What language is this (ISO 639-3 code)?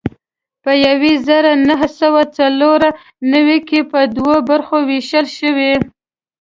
pus